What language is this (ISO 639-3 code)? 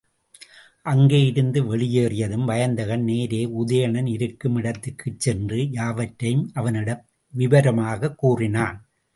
tam